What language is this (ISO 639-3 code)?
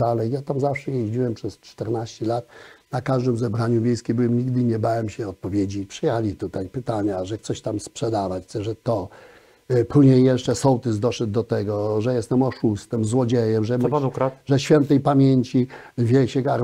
pol